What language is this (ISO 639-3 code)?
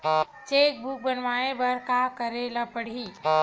hne